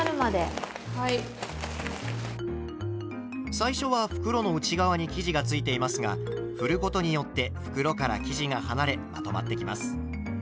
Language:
Japanese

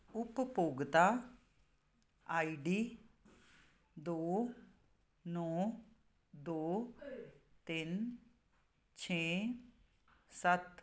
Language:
Punjabi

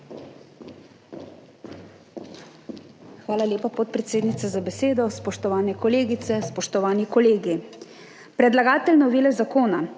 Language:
Slovenian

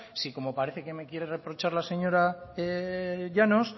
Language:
Spanish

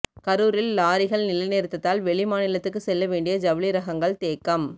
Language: Tamil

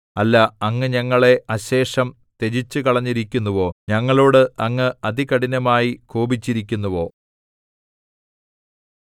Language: Malayalam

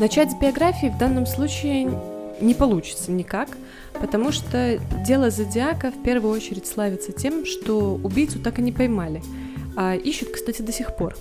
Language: Russian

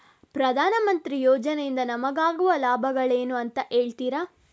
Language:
Kannada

